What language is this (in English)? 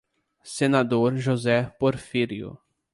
Portuguese